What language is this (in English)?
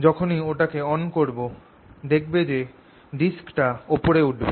Bangla